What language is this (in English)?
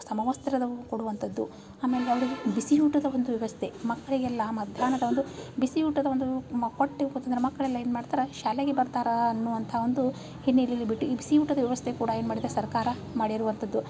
Kannada